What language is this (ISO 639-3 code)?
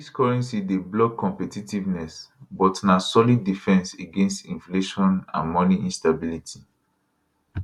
pcm